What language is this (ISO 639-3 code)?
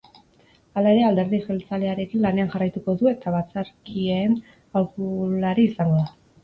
eus